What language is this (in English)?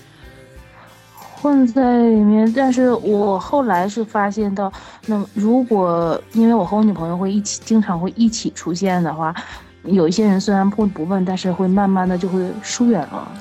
Chinese